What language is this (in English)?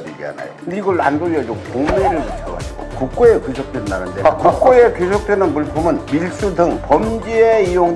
Korean